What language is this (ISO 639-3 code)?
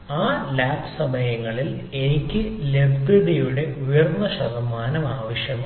mal